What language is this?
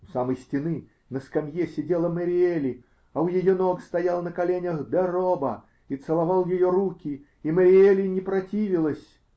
Russian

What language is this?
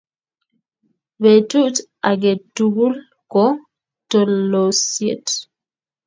Kalenjin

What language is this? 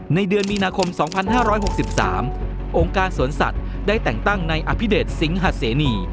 Thai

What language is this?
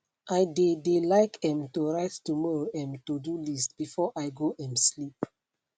Nigerian Pidgin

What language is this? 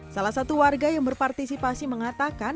Indonesian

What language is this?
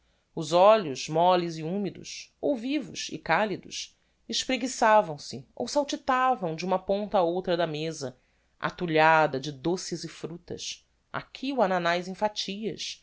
Portuguese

